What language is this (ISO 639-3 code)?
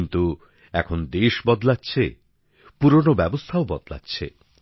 ben